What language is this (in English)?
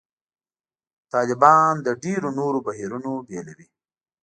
Pashto